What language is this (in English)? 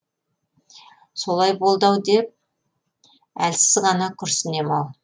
Kazakh